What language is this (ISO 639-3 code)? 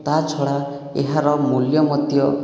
ori